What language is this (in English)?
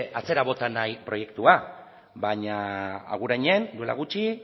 Basque